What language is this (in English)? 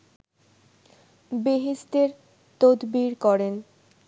Bangla